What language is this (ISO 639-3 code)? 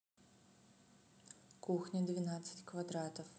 rus